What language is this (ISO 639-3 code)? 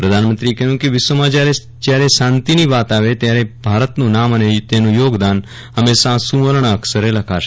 guj